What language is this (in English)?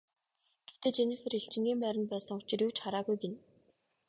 Mongolian